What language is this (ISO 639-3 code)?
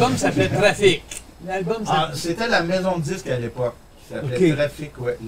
fra